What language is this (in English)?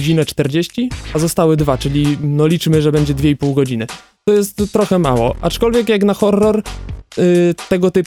Polish